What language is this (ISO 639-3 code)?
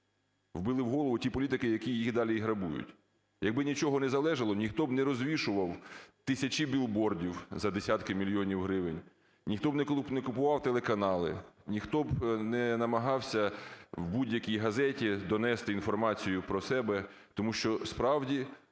ukr